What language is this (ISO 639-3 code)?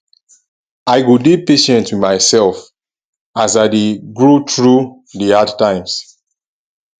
pcm